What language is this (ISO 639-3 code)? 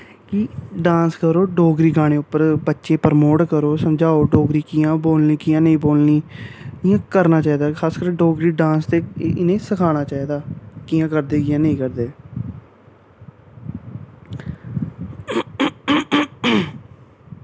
doi